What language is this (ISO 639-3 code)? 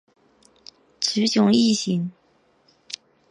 zho